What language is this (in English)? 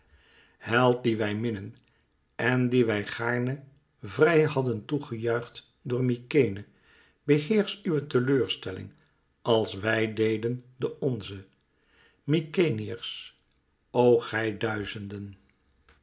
Dutch